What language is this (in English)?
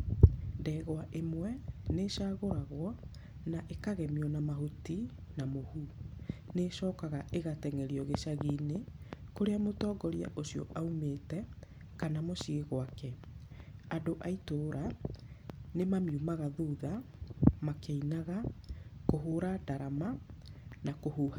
Kikuyu